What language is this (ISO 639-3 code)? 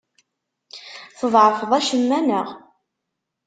kab